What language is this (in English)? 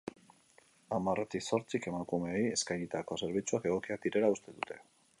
Basque